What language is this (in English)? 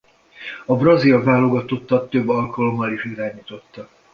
Hungarian